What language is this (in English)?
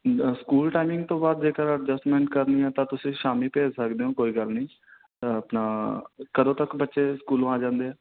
Punjabi